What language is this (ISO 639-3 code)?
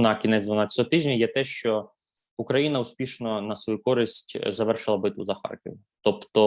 ukr